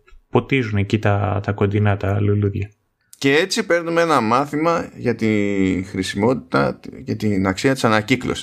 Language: Greek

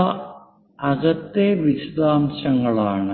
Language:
Malayalam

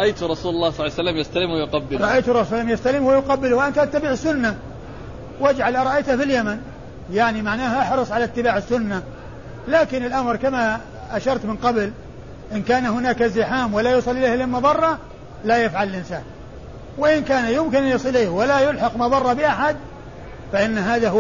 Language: Arabic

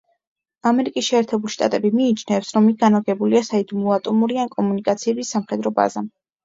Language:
Georgian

